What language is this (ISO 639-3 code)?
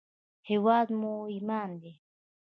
pus